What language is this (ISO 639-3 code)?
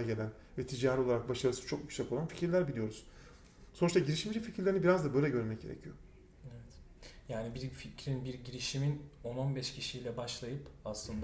tur